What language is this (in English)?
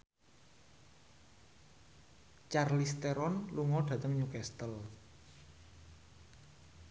Javanese